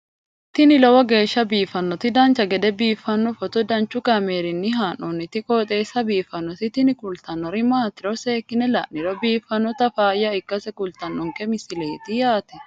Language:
Sidamo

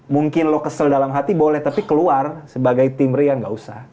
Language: Indonesian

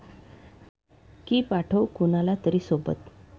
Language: Marathi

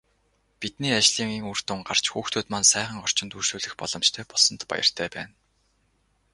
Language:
Mongolian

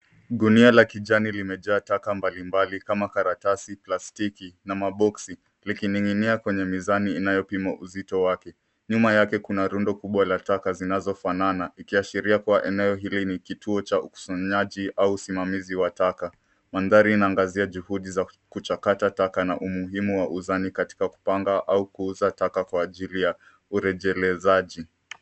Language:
Swahili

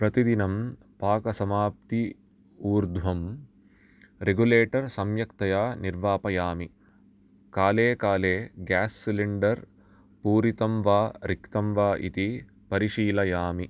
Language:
Sanskrit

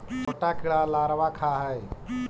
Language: Magahi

